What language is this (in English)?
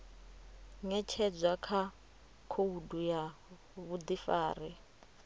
Venda